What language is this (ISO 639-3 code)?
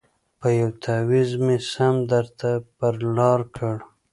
pus